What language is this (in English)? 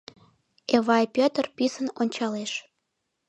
Mari